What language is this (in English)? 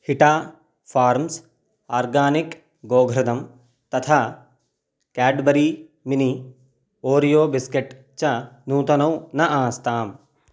Sanskrit